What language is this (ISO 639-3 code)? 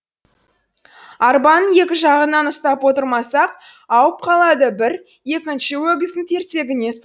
kaz